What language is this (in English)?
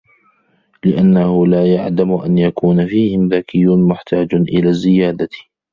Arabic